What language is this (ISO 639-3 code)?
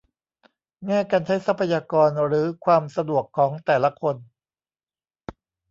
tha